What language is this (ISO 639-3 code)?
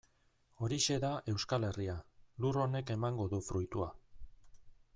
eus